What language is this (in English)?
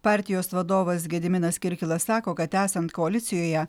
Lithuanian